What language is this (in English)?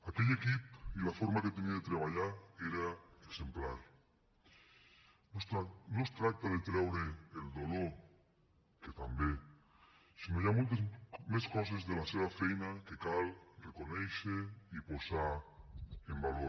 Catalan